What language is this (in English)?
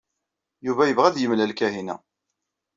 Kabyle